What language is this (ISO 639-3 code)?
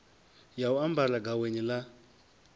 ven